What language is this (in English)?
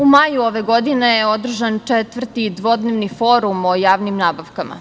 Serbian